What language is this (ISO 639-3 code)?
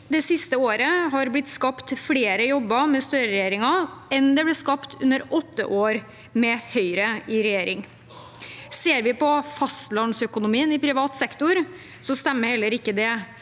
nor